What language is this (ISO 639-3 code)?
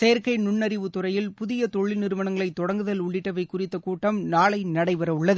tam